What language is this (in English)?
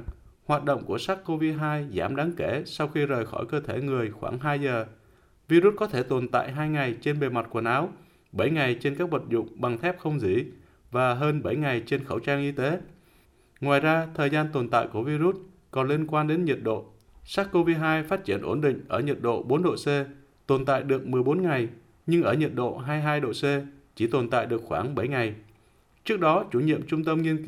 Vietnamese